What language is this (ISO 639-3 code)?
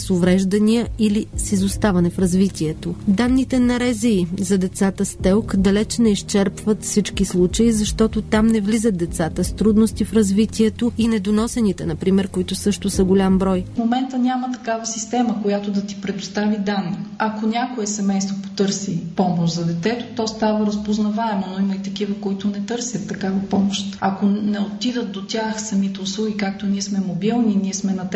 bul